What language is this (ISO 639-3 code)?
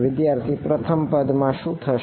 guj